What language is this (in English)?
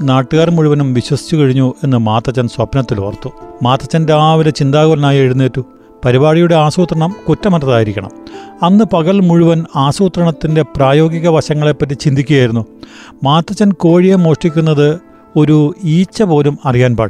Malayalam